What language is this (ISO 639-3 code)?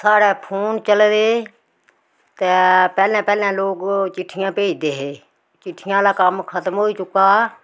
doi